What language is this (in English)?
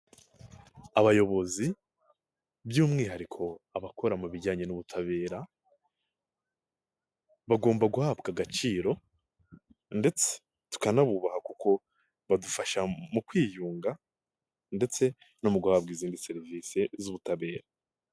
Kinyarwanda